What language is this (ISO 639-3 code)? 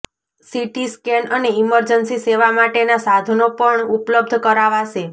guj